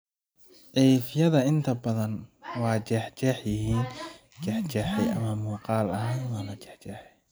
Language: Somali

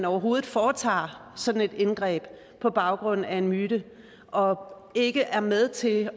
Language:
Danish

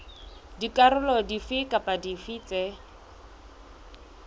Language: Southern Sotho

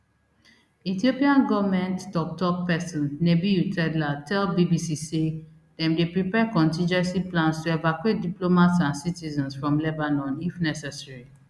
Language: Nigerian Pidgin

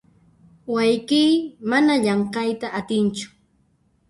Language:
Puno Quechua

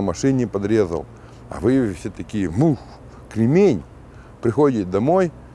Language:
Russian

